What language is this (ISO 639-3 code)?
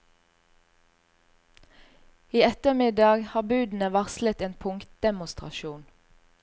nor